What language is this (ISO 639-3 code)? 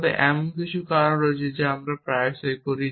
ben